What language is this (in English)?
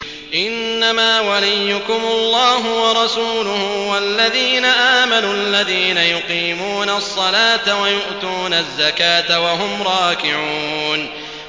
Arabic